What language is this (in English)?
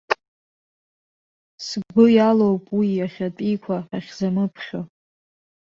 Abkhazian